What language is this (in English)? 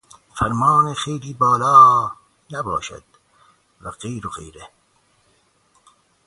Persian